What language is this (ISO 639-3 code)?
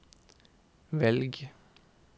nor